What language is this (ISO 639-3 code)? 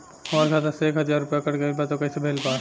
bho